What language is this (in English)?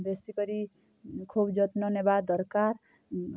Odia